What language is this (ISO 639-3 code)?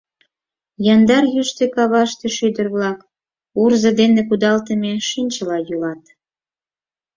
chm